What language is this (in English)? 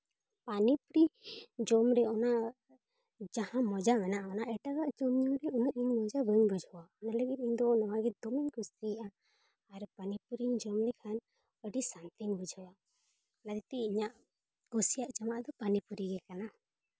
Santali